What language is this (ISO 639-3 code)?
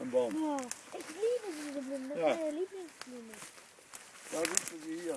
deu